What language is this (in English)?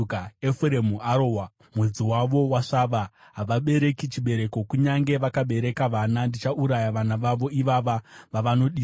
Shona